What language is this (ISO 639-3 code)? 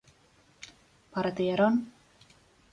spa